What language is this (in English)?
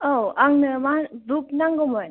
Bodo